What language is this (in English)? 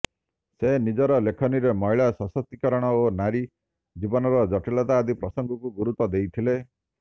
Odia